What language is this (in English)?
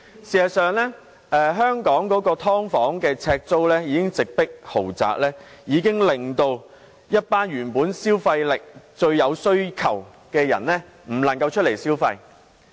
Cantonese